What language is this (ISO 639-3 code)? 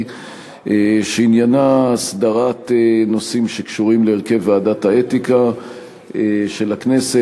heb